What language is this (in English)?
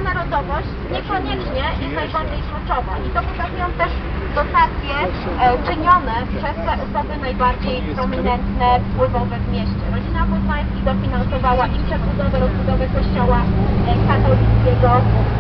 Polish